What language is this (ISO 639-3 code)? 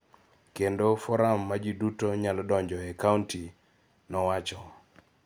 luo